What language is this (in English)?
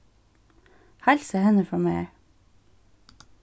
Faroese